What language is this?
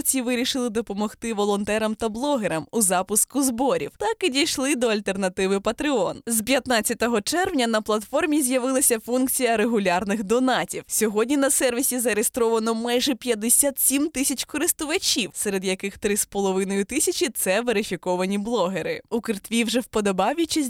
Ukrainian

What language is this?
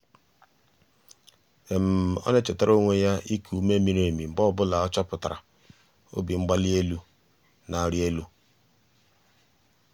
Igbo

